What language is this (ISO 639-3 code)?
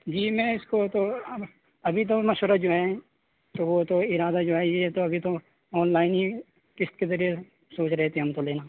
urd